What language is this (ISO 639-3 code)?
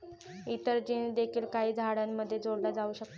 mar